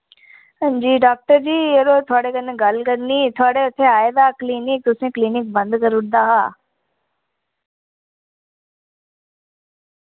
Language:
Dogri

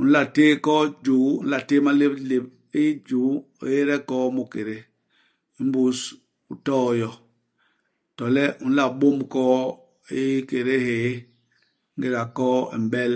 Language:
Basaa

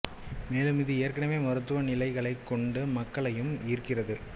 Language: Tamil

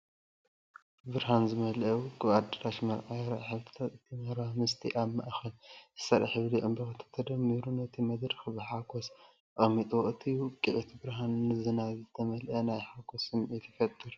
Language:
Tigrinya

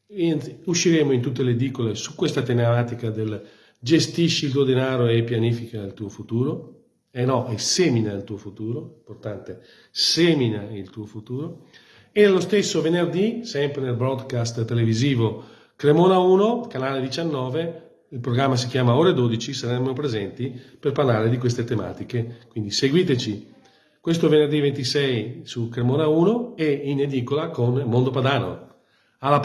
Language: Italian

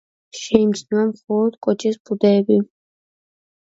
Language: Georgian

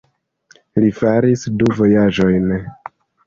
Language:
Esperanto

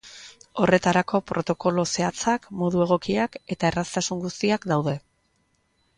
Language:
Basque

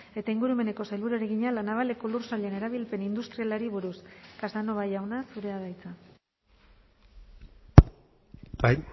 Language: Basque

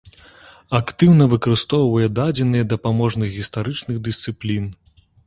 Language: Belarusian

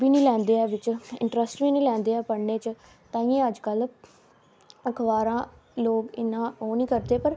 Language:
Dogri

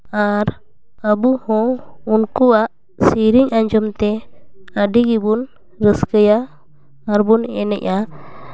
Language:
Santali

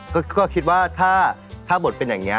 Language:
Thai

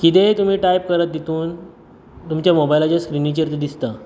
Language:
Konkani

